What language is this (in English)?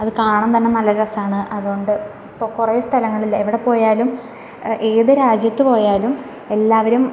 Malayalam